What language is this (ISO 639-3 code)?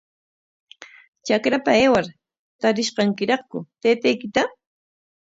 qwa